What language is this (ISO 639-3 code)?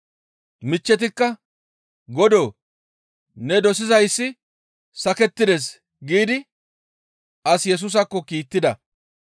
gmv